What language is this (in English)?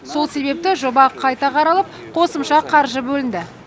Kazakh